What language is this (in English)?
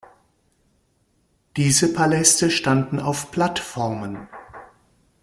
German